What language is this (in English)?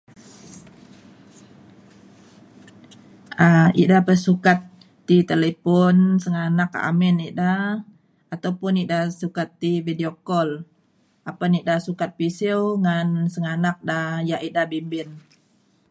Mainstream Kenyah